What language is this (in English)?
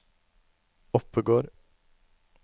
Norwegian